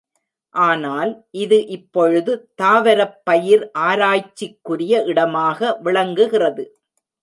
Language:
Tamil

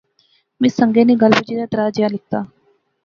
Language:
Pahari-Potwari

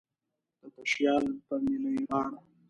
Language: Pashto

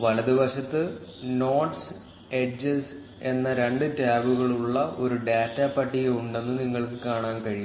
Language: Malayalam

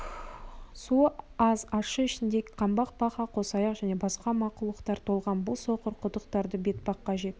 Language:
Kazakh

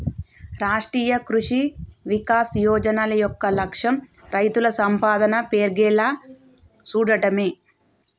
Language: Telugu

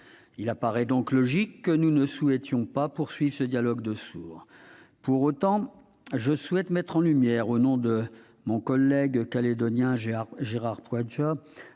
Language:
French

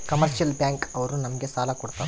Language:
Kannada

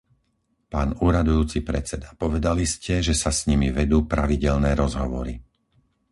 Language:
Slovak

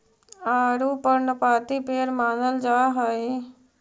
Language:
Magahi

